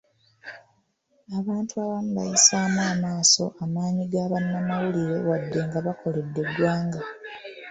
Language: Ganda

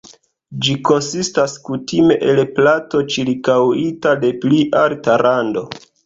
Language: Esperanto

